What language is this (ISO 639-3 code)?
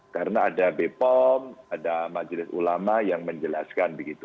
ind